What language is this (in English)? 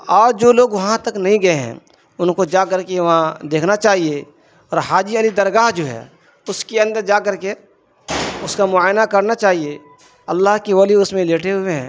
Urdu